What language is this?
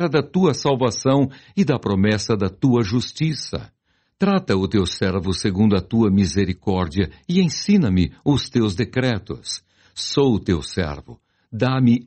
Portuguese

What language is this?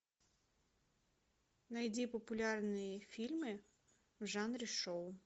Russian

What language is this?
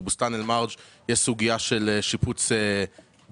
Hebrew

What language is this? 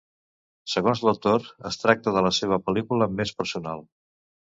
Catalan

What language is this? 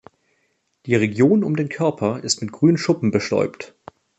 German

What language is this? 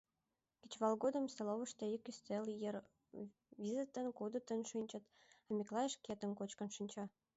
Mari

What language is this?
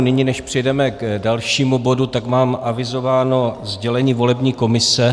Czech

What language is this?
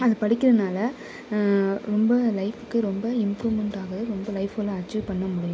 Tamil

